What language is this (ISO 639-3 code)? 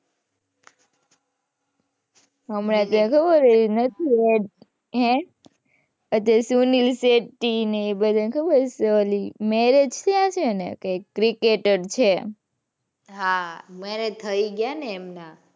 guj